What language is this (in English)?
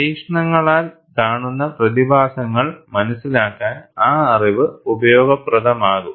Malayalam